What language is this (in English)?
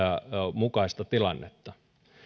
Finnish